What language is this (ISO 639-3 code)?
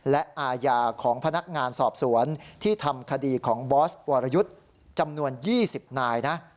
tha